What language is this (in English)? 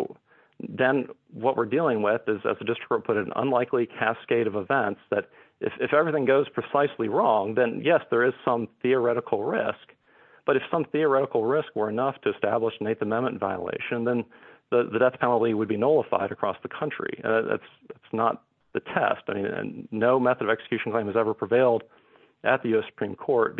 English